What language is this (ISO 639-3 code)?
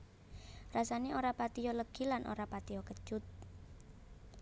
jav